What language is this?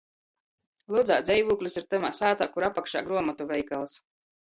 Latgalian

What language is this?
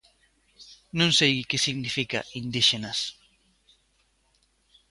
Galician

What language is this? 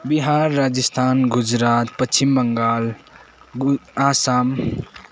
Nepali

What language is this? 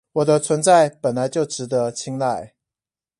Chinese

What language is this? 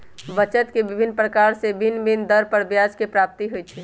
Magahi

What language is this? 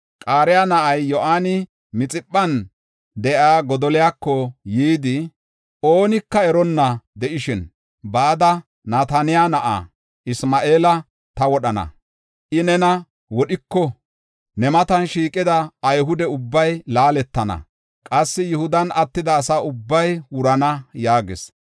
Gofa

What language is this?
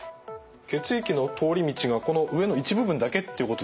Japanese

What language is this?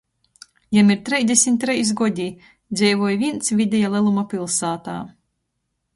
Latgalian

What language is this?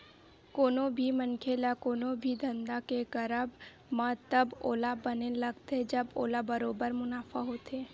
Chhattisgarhi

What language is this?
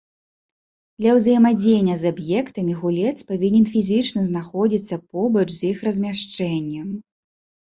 Belarusian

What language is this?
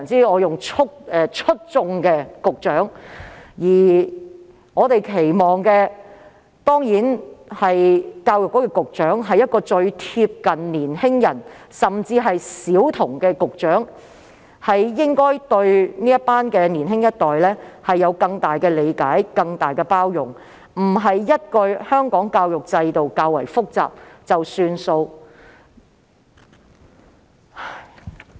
Cantonese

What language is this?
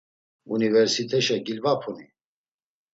Laz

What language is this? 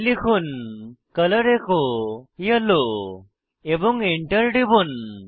Bangla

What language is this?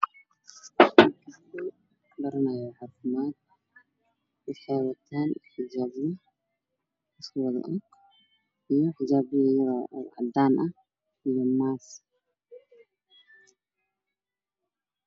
Somali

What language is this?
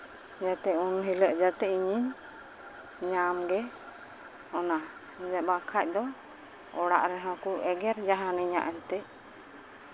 Santali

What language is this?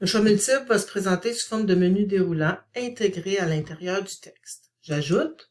French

